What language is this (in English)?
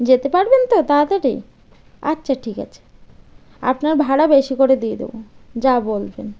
Bangla